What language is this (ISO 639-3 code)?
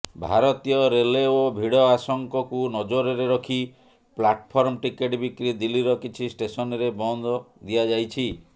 ori